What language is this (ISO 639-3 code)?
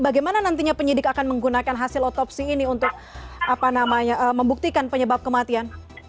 ind